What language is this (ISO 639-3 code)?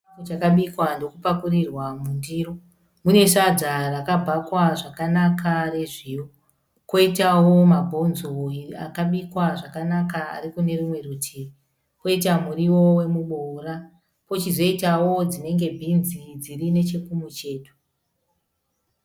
sna